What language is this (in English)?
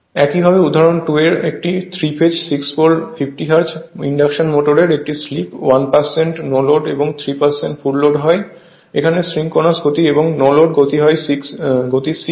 Bangla